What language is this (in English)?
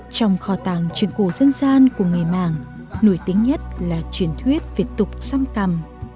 Vietnamese